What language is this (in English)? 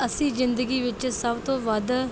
Punjabi